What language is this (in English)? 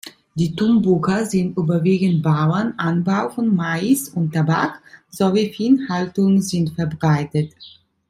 German